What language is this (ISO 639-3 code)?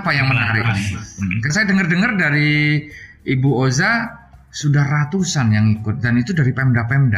ind